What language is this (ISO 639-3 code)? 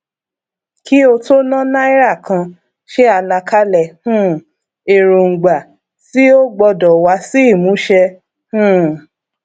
yor